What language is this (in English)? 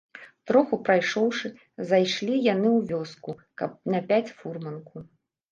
Belarusian